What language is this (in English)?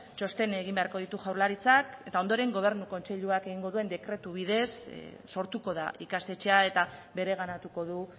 Basque